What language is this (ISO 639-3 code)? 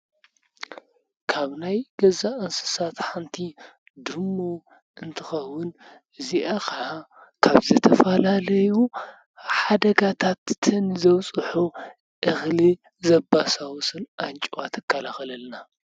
tir